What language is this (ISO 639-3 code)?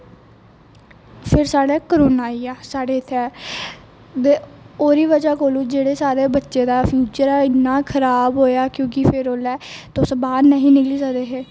doi